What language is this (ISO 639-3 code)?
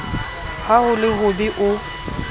sot